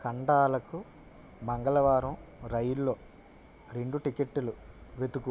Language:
Telugu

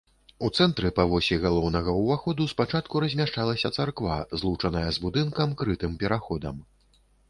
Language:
Belarusian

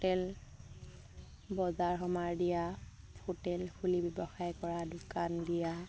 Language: Assamese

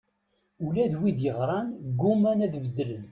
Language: Kabyle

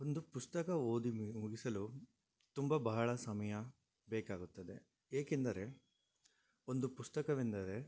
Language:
Kannada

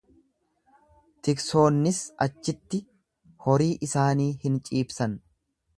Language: Oromo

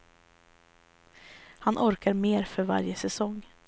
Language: Swedish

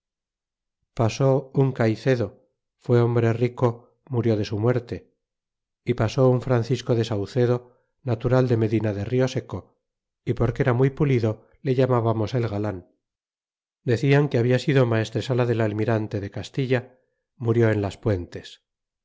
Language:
Spanish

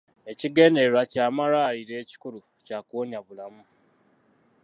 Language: Ganda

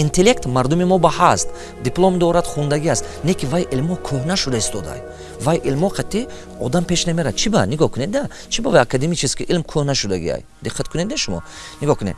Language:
Tajik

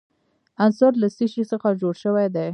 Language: Pashto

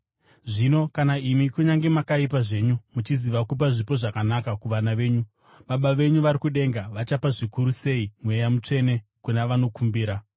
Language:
Shona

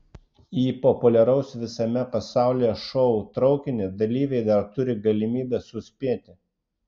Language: Lithuanian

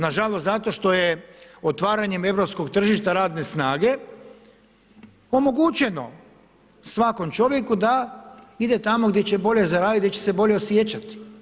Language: Croatian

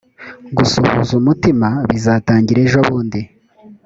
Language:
Kinyarwanda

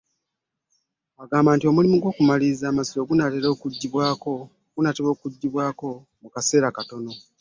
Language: Ganda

